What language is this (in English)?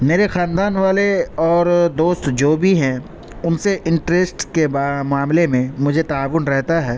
Urdu